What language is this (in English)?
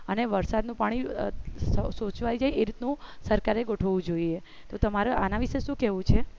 Gujarati